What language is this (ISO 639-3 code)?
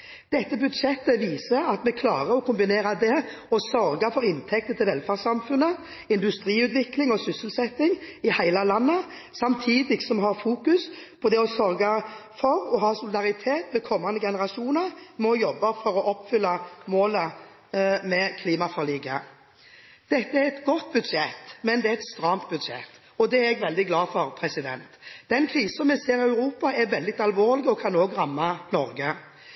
nob